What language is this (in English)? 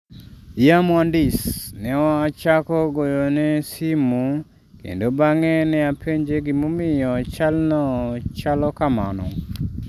Luo (Kenya and Tanzania)